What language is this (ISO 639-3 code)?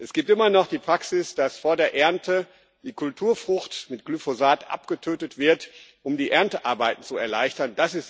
deu